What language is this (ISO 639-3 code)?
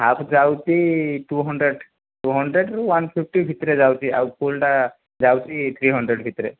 ori